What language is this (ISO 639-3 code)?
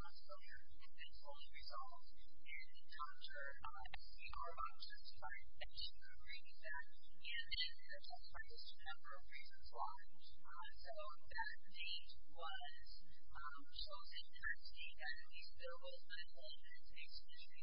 eng